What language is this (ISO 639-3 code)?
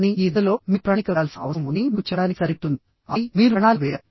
tel